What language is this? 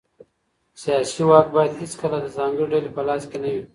Pashto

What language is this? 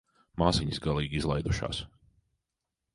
Latvian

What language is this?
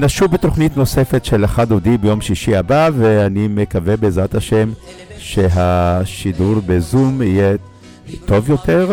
Hebrew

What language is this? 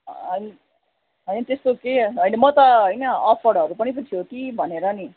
Nepali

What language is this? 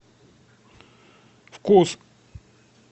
Russian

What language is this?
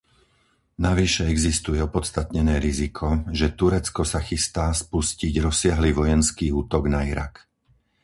Slovak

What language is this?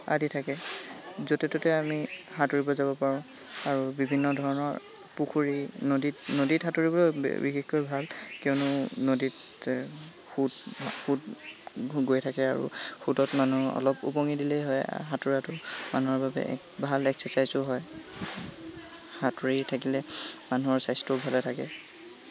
Assamese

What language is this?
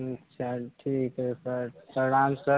Hindi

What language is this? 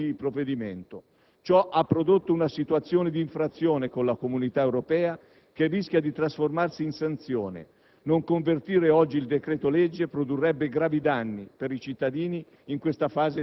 Italian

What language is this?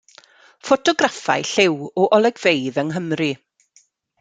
Welsh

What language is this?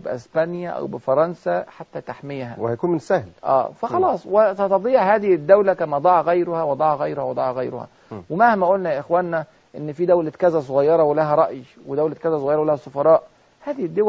Arabic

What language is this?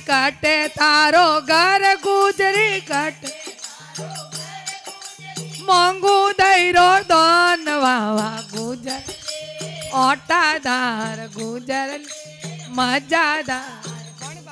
Gujarati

